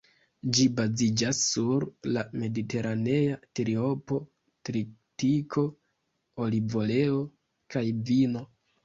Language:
Esperanto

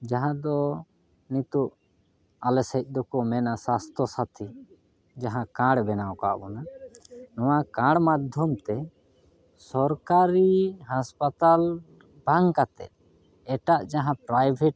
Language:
Santali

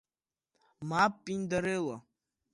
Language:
Abkhazian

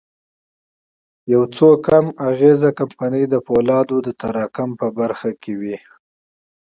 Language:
Pashto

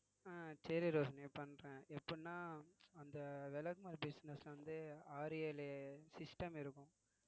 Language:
Tamil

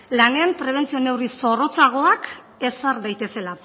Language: Basque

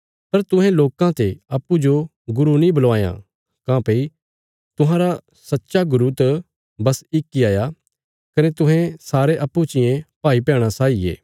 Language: Bilaspuri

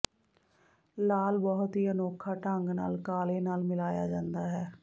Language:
Punjabi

